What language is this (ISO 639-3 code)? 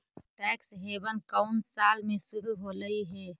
mag